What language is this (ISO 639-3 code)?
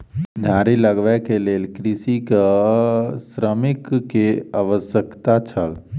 mai